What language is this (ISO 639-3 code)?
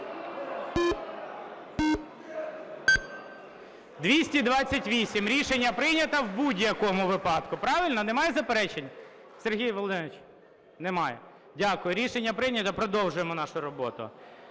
ukr